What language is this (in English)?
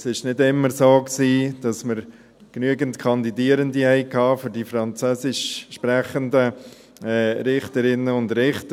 Swiss German